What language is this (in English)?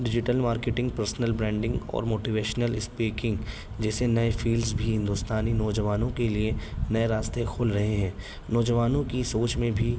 Urdu